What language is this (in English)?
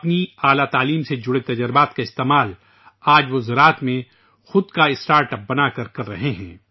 Urdu